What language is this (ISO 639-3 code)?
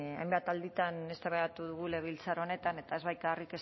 eus